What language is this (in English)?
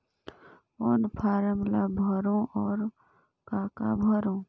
Chhattisgarhi